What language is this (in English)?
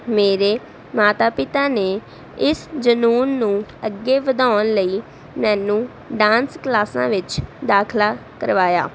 Punjabi